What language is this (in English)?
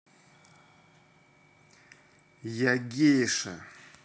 Russian